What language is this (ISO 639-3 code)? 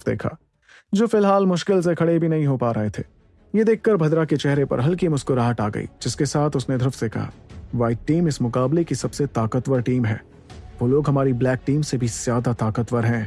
hin